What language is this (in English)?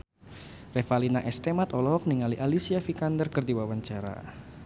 Sundanese